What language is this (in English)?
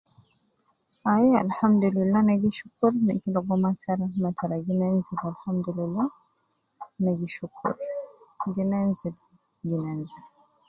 Nubi